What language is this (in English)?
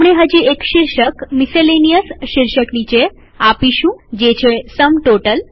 Gujarati